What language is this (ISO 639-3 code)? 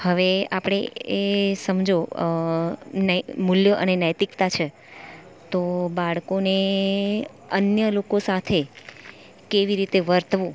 guj